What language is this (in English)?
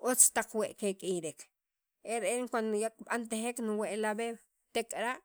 Sacapulteco